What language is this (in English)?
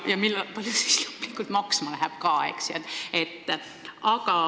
Estonian